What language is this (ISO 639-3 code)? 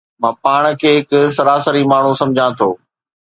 snd